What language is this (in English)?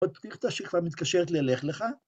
Hebrew